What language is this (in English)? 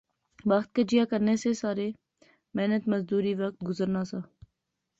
Pahari-Potwari